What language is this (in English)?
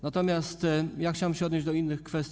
Polish